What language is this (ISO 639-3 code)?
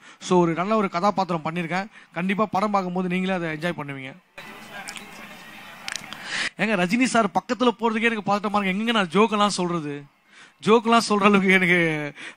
tam